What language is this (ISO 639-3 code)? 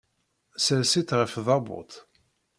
kab